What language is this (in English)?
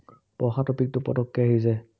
Assamese